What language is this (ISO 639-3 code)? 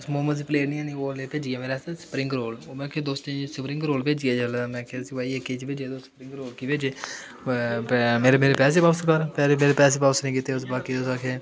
doi